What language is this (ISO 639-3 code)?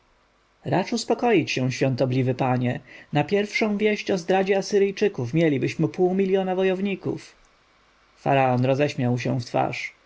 pol